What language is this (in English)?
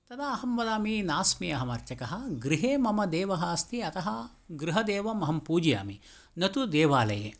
Sanskrit